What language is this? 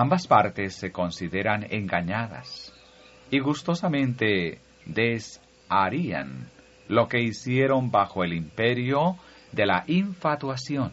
Spanish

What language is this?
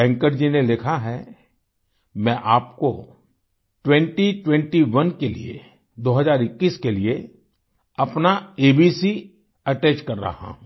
Hindi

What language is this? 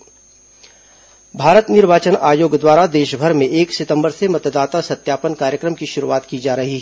Hindi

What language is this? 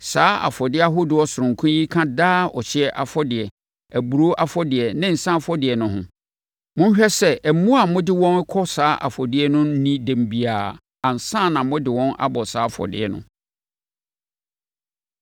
Akan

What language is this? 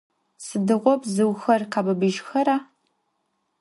Adyghe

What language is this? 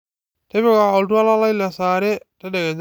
Masai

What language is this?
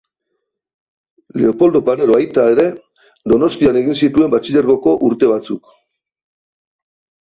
Basque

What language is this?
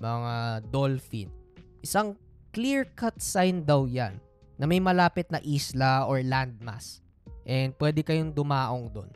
Filipino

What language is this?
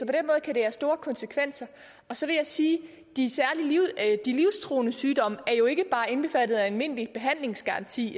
Danish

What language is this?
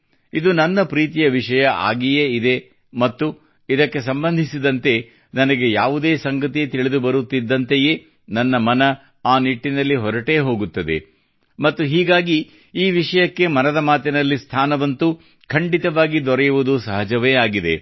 Kannada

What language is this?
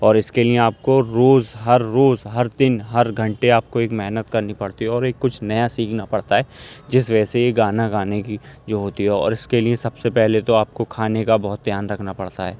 Urdu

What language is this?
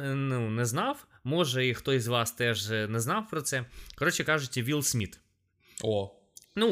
Ukrainian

